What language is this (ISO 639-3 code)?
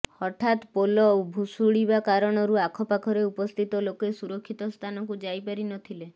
ori